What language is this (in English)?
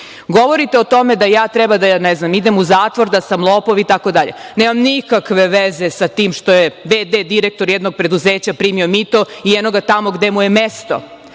Serbian